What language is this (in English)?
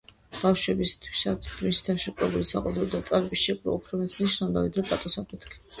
Georgian